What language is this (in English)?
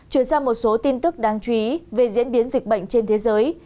Vietnamese